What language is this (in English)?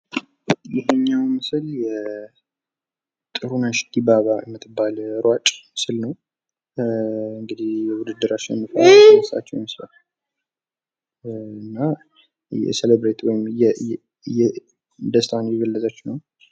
Amharic